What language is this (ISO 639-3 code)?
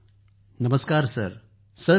mar